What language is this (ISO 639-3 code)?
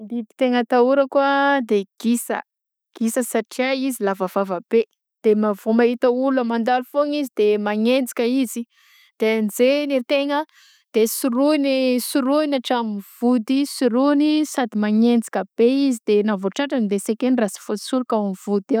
bzc